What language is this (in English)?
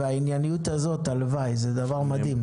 Hebrew